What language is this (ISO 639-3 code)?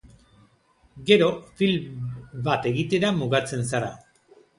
eus